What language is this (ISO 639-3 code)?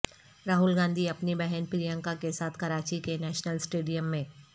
urd